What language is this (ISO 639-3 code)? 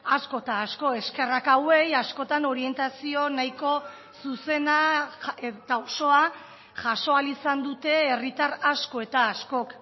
eus